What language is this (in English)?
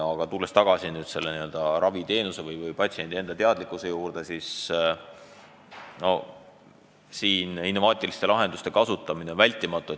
Estonian